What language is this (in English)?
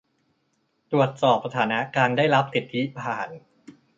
Thai